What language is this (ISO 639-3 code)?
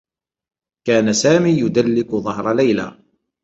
ara